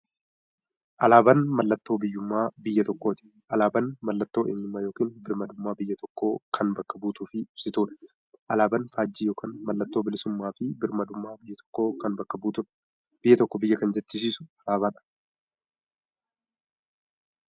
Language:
Oromo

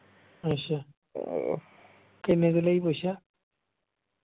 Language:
Punjabi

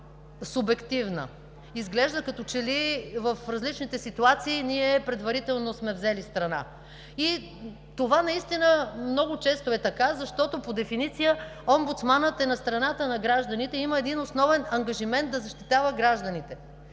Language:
Bulgarian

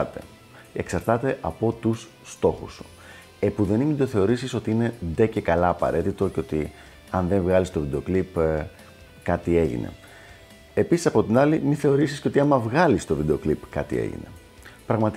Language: Greek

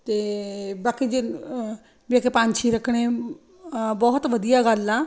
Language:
Punjabi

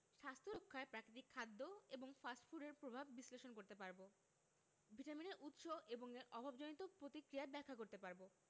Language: Bangla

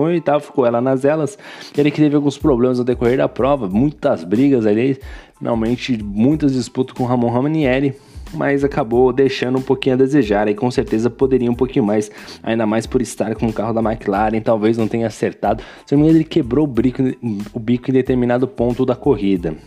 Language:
Portuguese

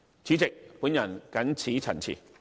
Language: Cantonese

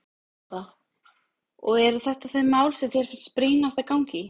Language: Icelandic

